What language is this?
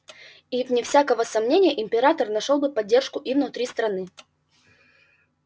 Russian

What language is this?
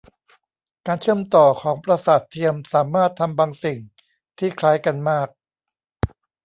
Thai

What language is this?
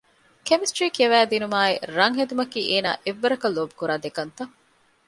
Divehi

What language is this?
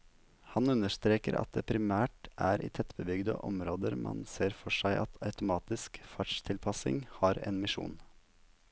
Norwegian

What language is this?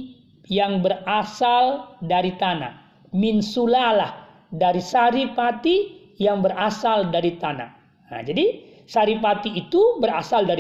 Indonesian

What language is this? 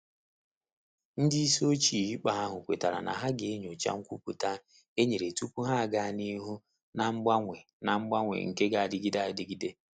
Igbo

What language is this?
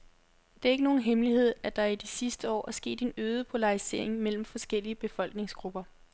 Danish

